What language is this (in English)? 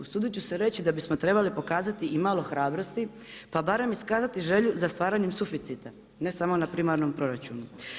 Croatian